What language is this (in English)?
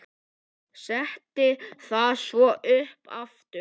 Icelandic